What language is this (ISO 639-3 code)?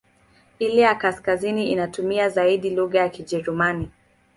swa